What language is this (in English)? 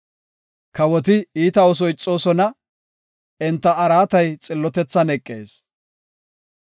Gofa